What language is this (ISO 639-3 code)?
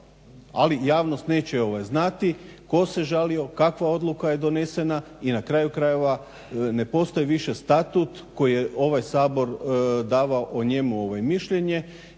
hrv